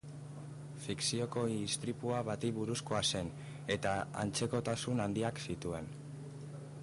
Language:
Basque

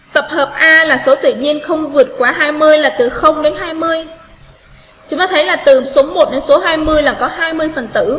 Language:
Vietnamese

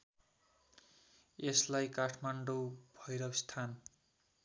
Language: Nepali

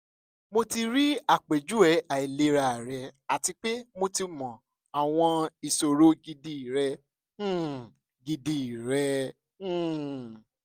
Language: Yoruba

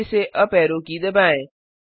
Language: Hindi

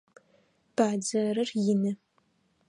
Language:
Adyghe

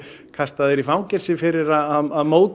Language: Icelandic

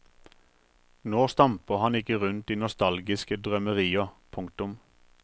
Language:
Norwegian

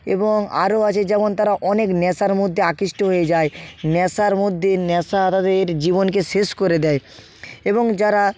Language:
Bangla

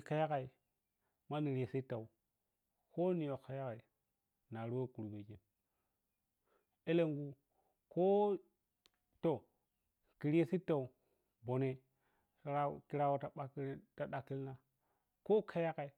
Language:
Piya-Kwonci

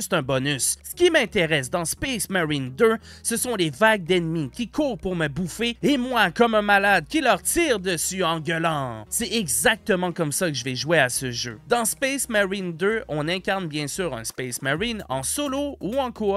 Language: French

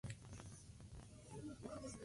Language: Spanish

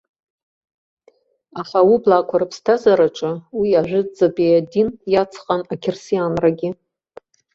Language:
Abkhazian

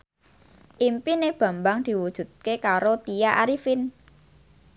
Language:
Javanese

